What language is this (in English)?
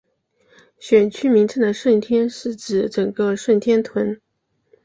Chinese